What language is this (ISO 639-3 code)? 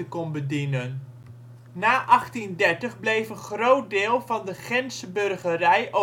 nld